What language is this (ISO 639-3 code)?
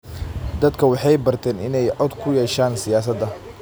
som